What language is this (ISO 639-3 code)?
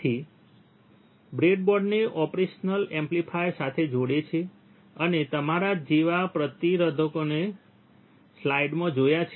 guj